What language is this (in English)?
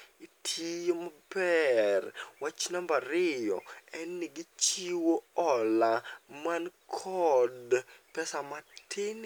Luo (Kenya and Tanzania)